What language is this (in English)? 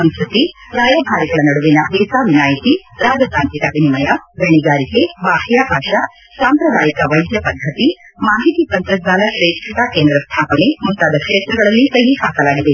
Kannada